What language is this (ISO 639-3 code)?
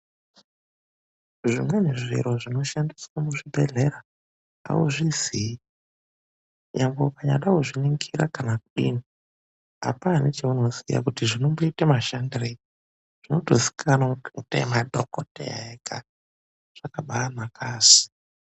ndc